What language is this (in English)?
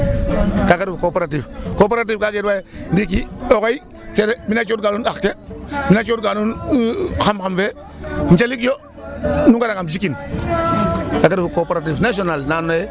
Serer